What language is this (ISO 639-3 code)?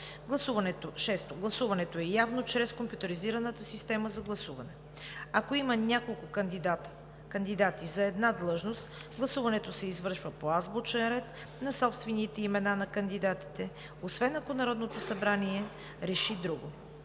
bul